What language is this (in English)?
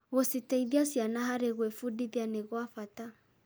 Kikuyu